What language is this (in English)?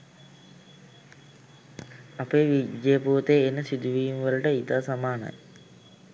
Sinhala